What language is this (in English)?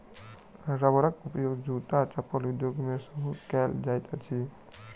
Maithili